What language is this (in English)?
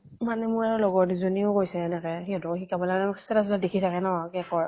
Assamese